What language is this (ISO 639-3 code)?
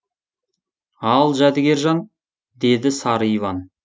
kaz